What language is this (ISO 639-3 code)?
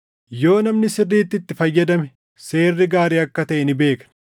orm